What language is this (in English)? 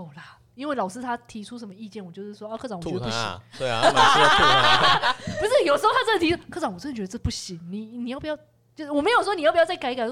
Chinese